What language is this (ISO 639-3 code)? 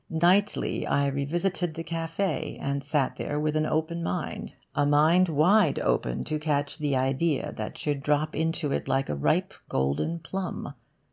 eng